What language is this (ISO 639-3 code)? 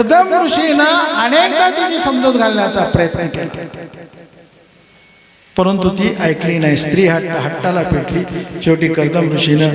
mar